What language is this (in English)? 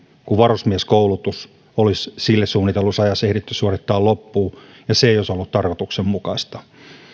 Finnish